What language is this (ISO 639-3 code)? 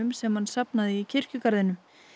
isl